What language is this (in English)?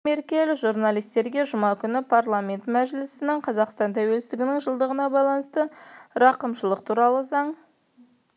Kazakh